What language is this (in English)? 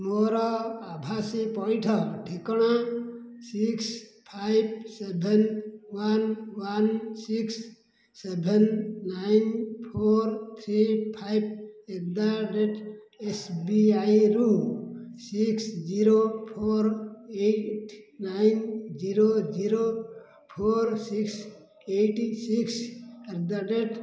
Odia